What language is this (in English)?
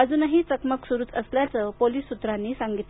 Marathi